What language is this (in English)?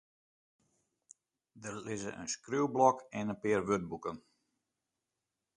Western Frisian